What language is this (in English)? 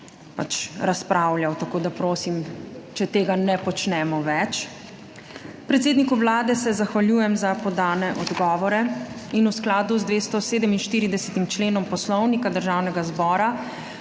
Slovenian